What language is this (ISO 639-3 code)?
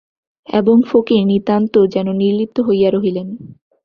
ben